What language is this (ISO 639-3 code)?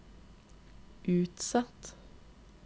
nor